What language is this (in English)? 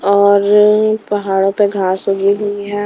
Hindi